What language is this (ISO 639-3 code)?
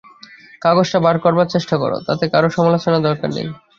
ben